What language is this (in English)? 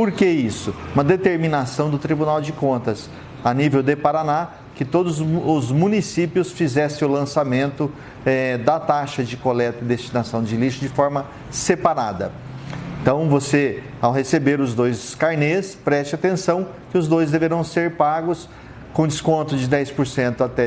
Portuguese